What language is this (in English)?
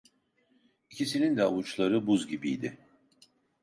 Turkish